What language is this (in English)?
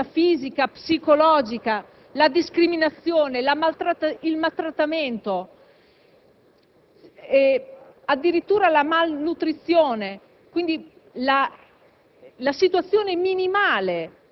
Italian